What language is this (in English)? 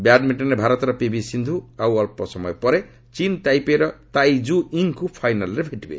Odia